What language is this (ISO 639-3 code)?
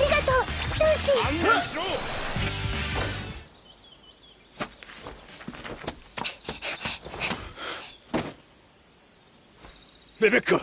jpn